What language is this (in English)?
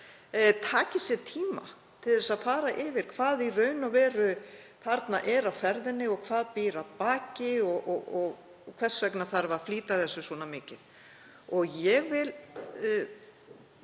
Icelandic